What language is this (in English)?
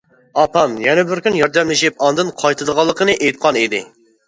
Uyghur